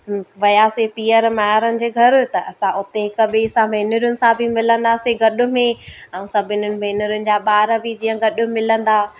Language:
Sindhi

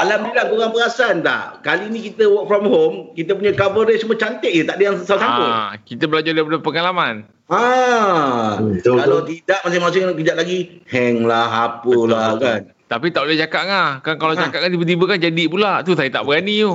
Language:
Malay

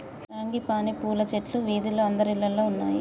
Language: Telugu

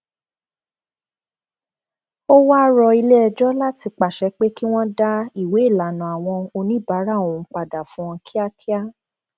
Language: Yoruba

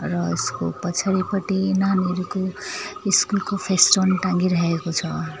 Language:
Nepali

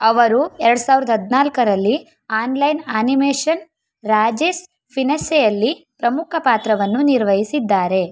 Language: Kannada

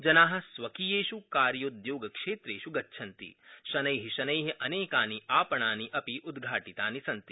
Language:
Sanskrit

